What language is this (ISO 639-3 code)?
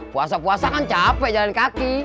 ind